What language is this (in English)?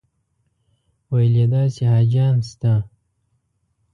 Pashto